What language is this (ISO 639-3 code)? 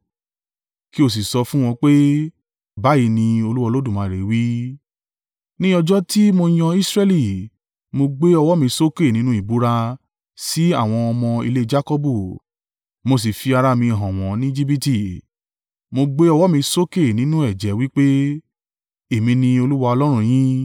yor